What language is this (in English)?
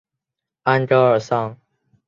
Chinese